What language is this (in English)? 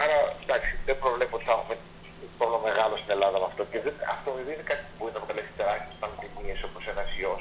Greek